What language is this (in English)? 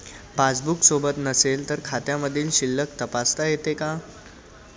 Marathi